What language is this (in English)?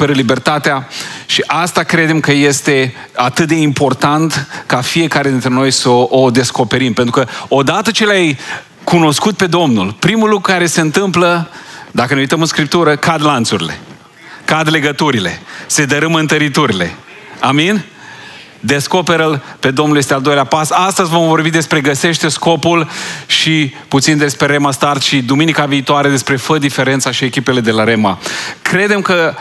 Romanian